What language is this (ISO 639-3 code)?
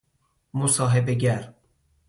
fas